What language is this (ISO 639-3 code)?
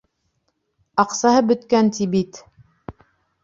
bak